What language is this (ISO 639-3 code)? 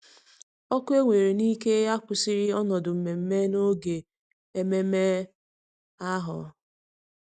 ibo